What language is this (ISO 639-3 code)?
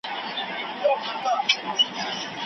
pus